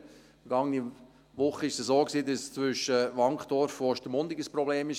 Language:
Swiss German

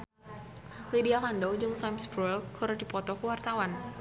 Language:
Sundanese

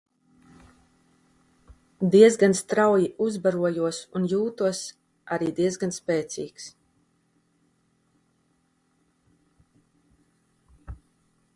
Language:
Latvian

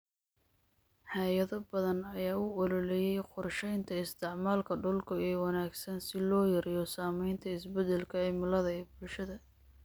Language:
Somali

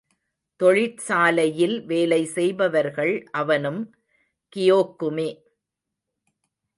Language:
Tamil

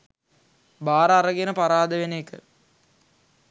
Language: Sinhala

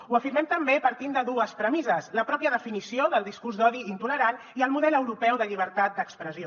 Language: Catalan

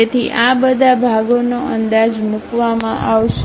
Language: Gujarati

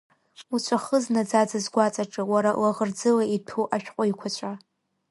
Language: Abkhazian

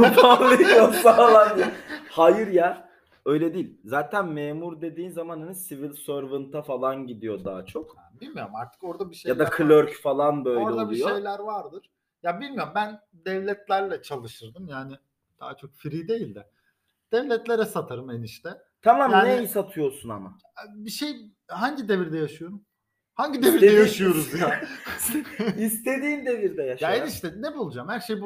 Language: Turkish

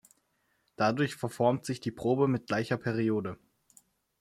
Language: German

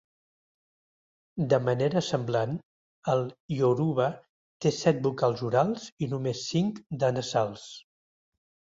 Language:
Catalan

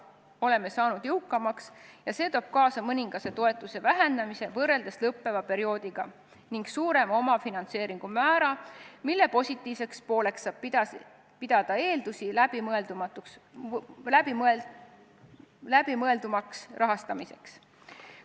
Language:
Estonian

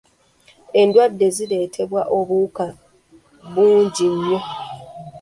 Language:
Ganda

